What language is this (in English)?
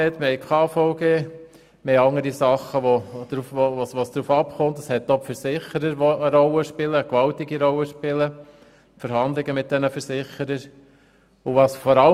Swiss German